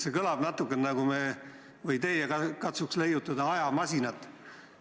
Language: Estonian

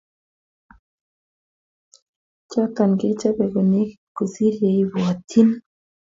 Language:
Kalenjin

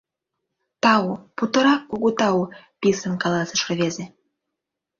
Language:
Mari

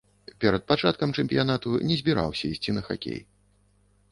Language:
Belarusian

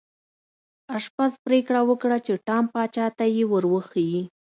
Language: Pashto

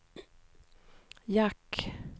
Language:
Swedish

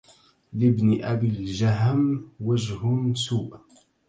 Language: Arabic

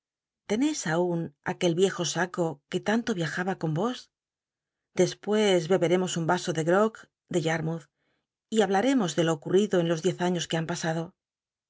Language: Spanish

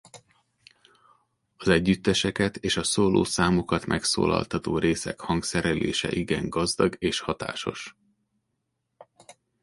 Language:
Hungarian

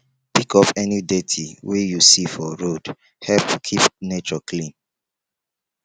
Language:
Nigerian Pidgin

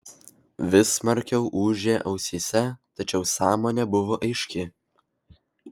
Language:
Lithuanian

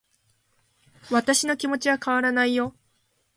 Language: Japanese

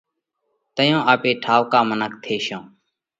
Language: Parkari Koli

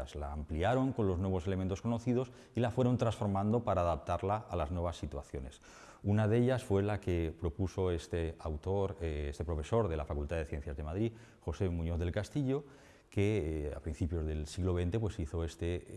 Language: Spanish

